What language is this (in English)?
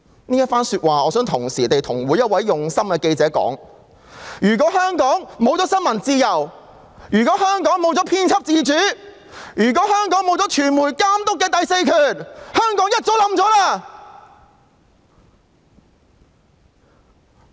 Cantonese